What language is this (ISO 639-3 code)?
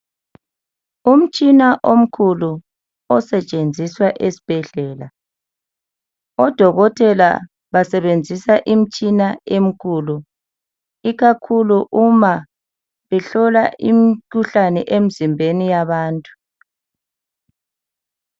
nde